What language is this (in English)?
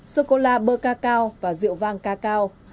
Vietnamese